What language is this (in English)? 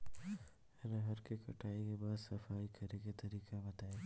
Bhojpuri